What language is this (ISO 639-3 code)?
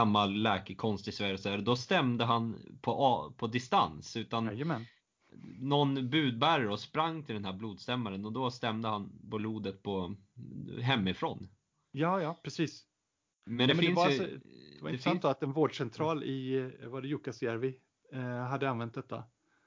swe